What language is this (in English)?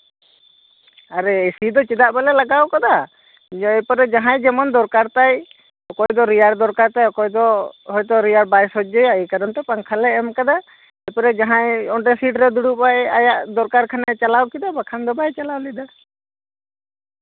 Santali